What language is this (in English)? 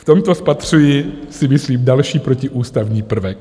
Czech